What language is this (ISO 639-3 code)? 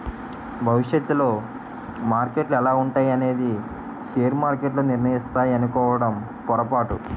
tel